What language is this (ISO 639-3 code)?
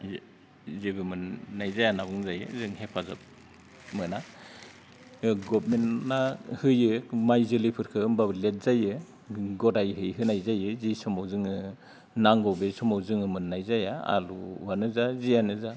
brx